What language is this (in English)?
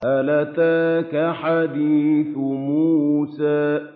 Arabic